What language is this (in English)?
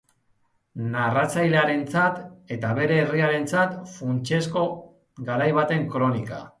Basque